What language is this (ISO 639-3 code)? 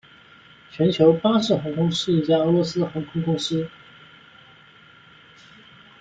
zho